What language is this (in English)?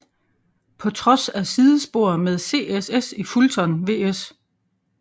Danish